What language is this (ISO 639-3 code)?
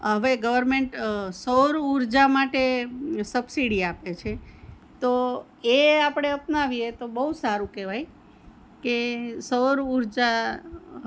guj